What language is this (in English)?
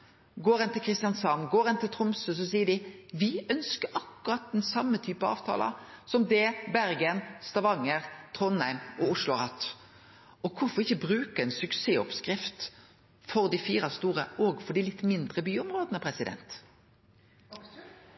Norwegian Nynorsk